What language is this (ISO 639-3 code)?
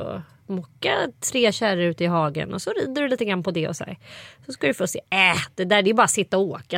swe